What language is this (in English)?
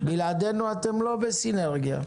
Hebrew